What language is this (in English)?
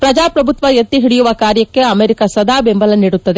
Kannada